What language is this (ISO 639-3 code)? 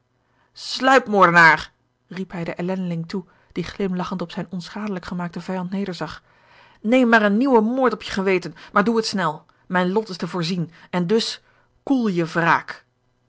nld